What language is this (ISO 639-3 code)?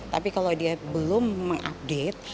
ind